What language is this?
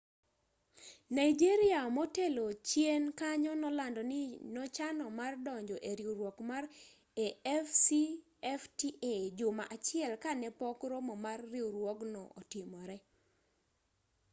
Luo (Kenya and Tanzania)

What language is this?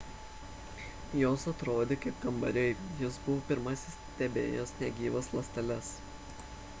Lithuanian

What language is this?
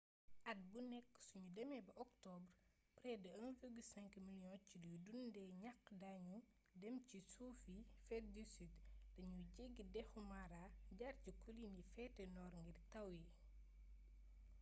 Wolof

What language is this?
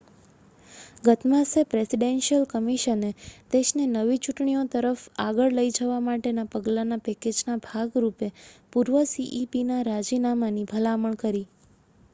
Gujarati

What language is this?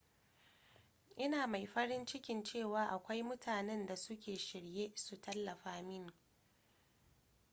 Hausa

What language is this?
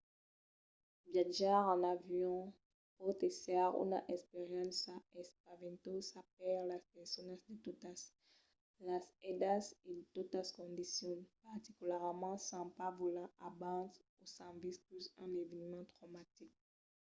Occitan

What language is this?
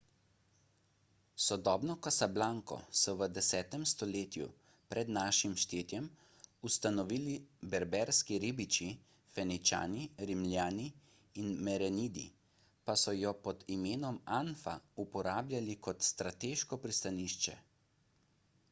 Slovenian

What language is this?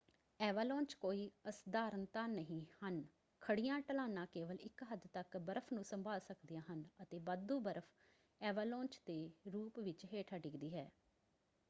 Punjabi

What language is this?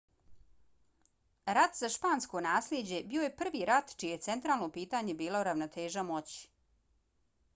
Bosnian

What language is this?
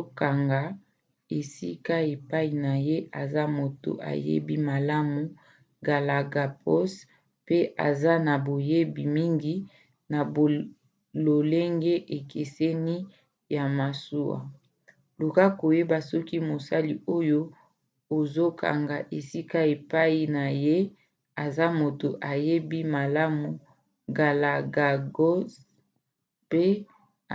Lingala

